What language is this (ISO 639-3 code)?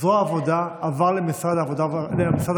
heb